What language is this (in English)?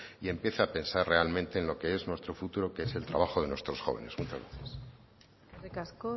Spanish